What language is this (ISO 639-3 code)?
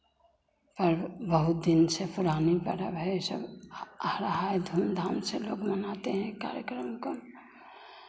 hin